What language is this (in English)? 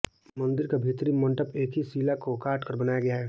Hindi